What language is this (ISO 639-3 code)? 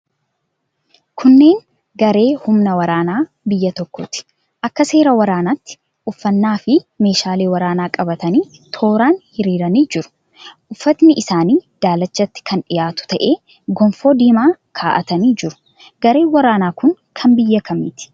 orm